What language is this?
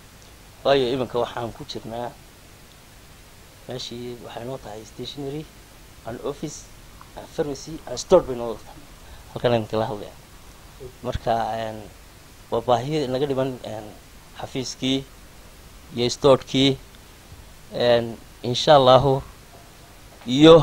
Arabic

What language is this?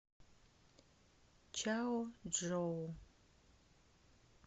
Russian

